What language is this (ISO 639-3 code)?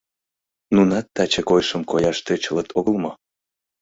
chm